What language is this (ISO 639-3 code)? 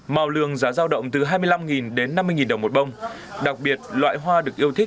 vie